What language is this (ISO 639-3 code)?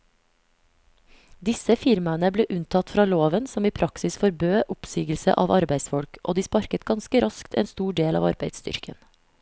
nor